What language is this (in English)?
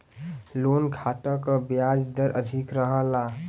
Bhojpuri